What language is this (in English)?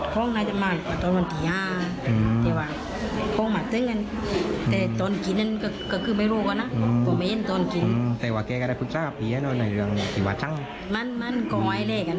Thai